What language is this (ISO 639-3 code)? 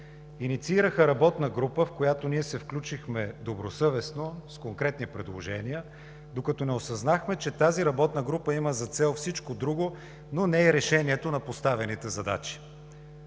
bul